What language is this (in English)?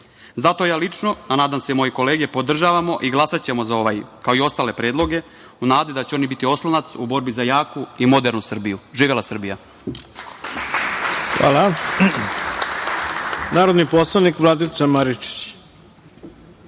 Serbian